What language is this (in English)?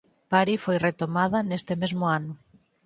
Galician